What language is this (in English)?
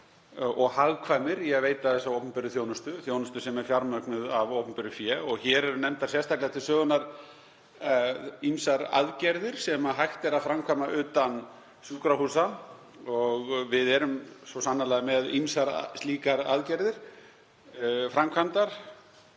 Icelandic